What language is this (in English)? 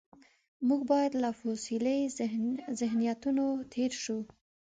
Pashto